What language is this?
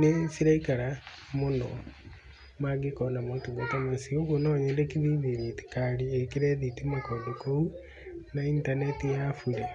Kikuyu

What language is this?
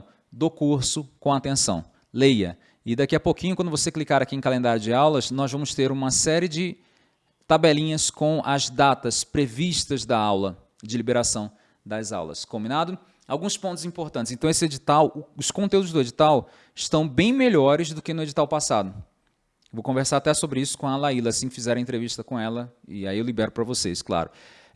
Portuguese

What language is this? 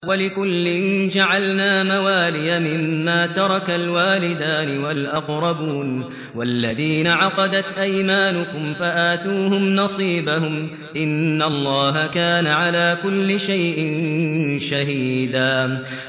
Arabic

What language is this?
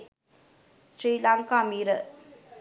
Sinhala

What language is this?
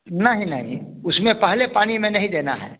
Hindi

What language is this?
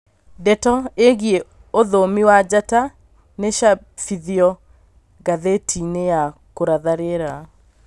Kikuyu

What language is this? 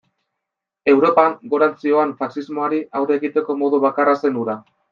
Basque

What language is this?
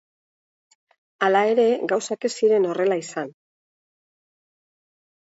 Basque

